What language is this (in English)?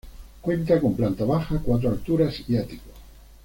Spanish